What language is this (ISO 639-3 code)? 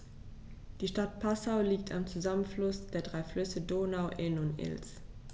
deu